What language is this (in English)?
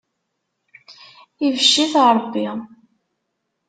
Kabyle